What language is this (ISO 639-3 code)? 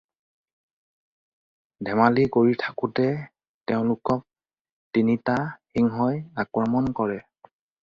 asm